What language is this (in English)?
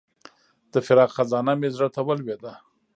Pashto